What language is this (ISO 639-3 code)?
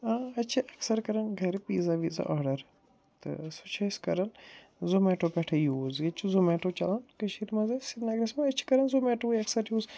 kas